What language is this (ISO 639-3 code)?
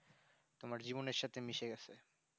ben